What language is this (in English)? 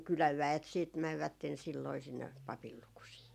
Finnish